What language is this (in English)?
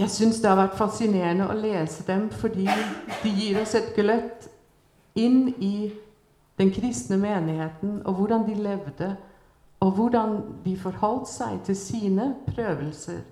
Swedish